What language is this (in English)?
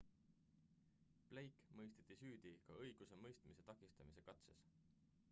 Estonian